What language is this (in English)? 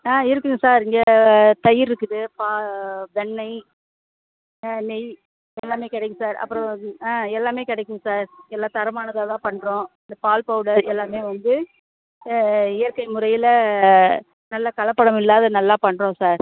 Tamil